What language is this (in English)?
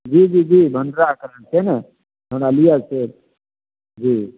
Maithili